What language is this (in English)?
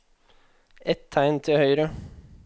Norwegian